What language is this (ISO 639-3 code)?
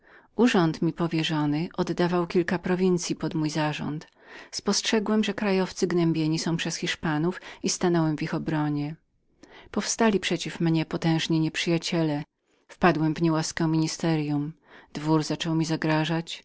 pol